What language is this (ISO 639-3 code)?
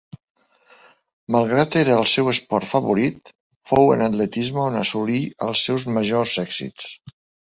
cat